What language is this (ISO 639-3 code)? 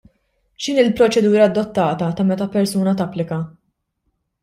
mlt